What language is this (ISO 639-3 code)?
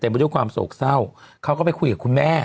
tha